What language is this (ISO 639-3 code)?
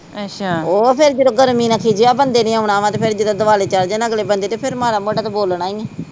pan